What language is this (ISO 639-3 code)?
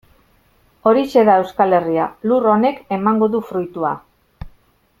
eus